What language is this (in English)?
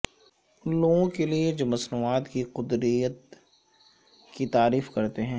Urdu